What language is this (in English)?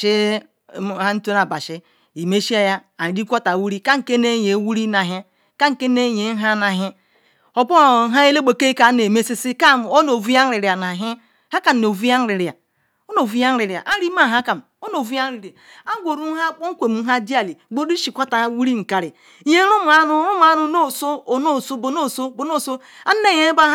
Ikwere